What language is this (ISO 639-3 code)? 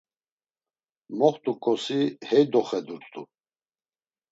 lzz